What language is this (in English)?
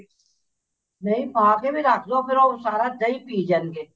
Punjabi